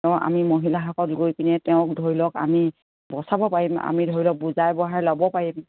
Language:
Assamese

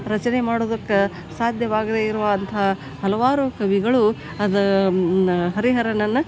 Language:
Kannada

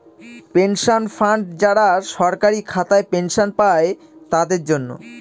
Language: Bangla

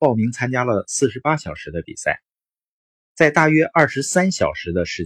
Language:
Chinese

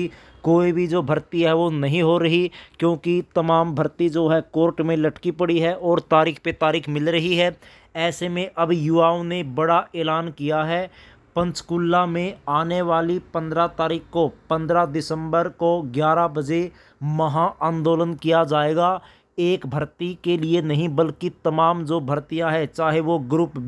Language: Hindi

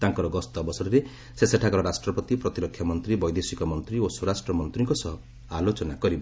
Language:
Odia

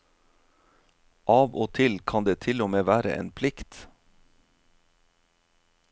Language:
Norwegian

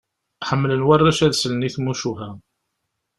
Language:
Kabyle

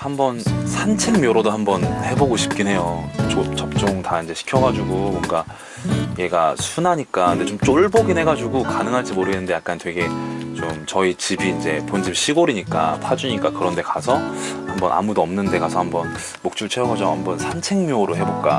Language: Korean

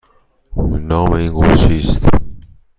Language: Persian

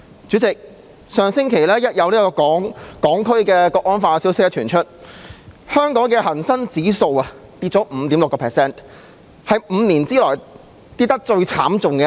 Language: Cantonese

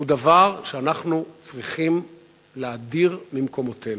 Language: Hebrew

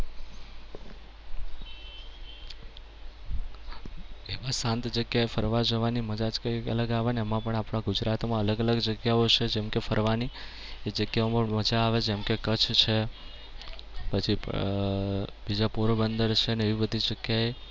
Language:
Gujarati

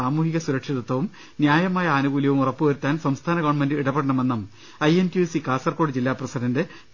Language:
Malayalam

